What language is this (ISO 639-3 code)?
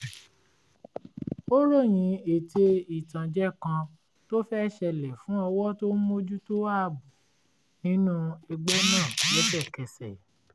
yor